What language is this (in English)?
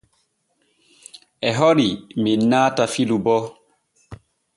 Borgu Fulfulde